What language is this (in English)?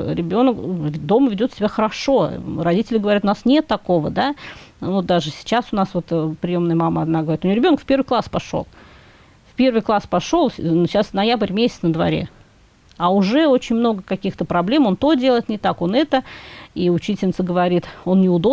Russian